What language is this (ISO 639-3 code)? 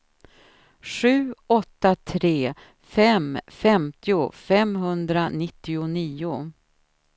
swe